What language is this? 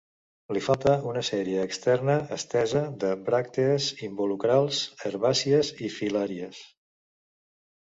Catalan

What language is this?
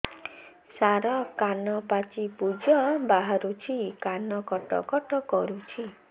Odia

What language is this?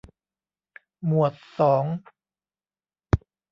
Thai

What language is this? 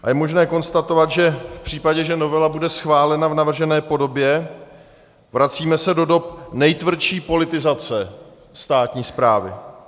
Czech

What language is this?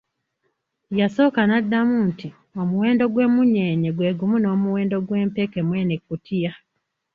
Ganda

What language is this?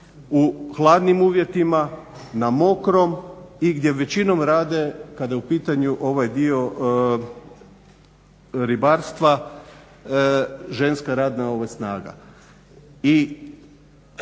Croatian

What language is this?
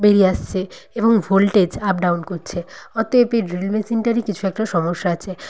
Bangla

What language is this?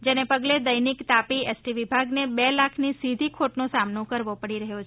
Gujarati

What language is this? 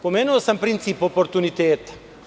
Serbian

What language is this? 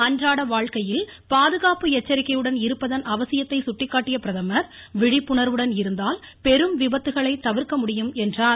Tamil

